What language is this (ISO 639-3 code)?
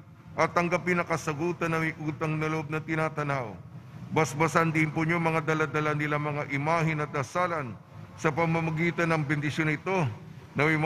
fil